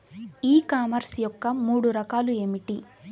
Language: Telugu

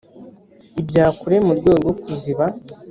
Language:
Kinyarwanda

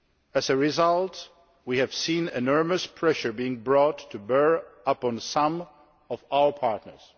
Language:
English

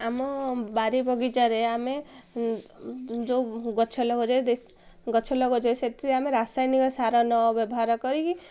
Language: Odia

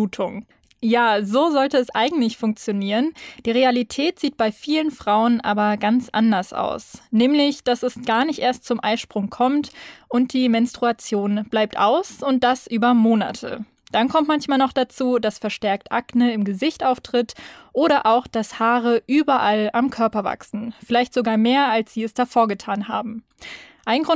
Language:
German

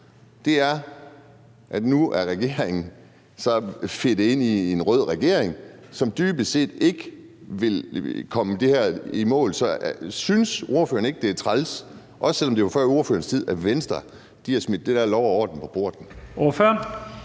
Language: Danish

